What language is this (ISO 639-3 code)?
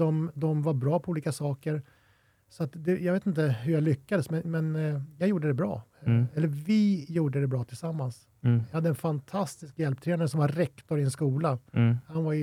swe